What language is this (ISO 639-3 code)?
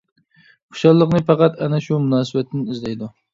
uig